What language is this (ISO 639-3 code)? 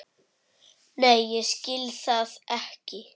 isl